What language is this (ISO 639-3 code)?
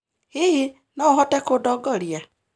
kik